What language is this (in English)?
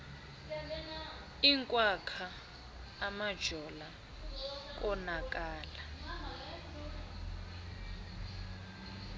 Xhosa